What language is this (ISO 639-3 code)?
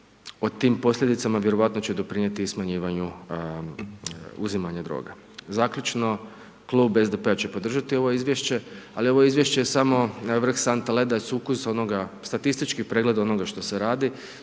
hrv